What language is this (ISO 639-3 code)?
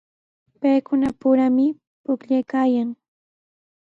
qws